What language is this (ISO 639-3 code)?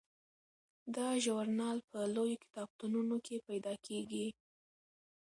pus